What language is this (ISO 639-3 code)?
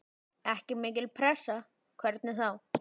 isl